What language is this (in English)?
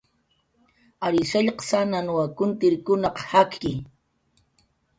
Jaqaru